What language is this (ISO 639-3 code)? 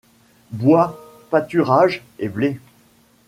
fra